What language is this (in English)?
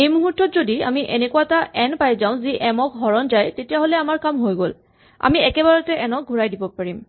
Assamese